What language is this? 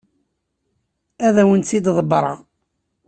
Kabyle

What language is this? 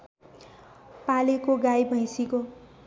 Nepali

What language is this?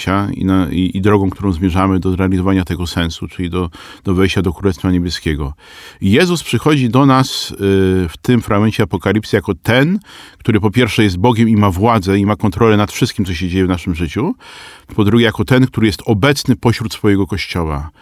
Polish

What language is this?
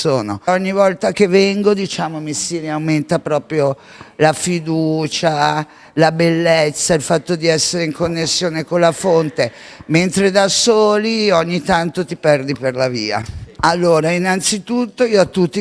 Italian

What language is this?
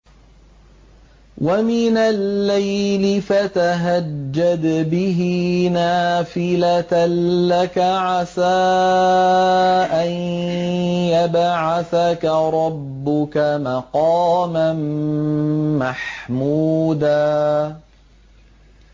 Arabic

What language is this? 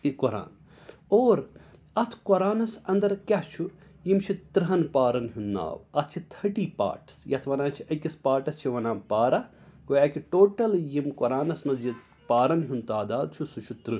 Kashmiri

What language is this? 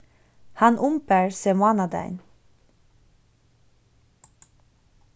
Faroese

